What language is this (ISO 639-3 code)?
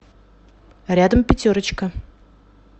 rus